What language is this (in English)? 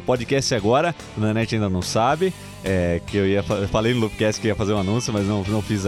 Portuguese